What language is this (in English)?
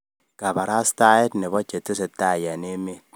Kalenjin